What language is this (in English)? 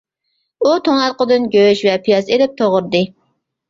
Uyghur